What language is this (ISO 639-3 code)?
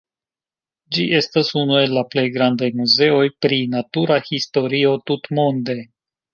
epo